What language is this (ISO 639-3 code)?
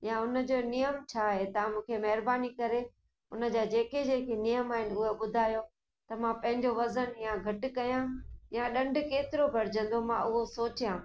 snd